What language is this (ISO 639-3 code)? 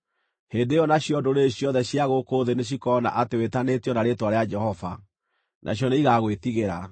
kik